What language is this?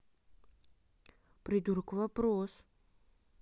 Russian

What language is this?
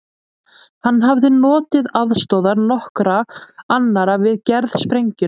Icelandic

